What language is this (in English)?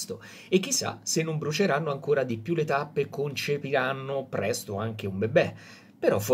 Italian